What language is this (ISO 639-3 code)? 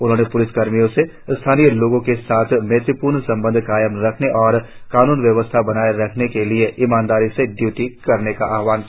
hin